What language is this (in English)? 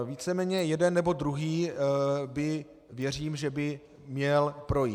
Czech